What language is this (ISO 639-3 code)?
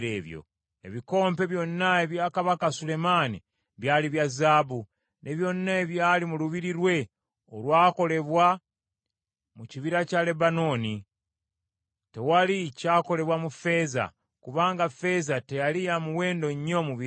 lug